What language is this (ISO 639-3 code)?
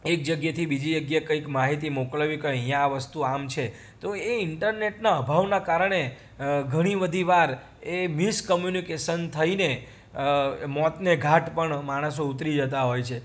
guj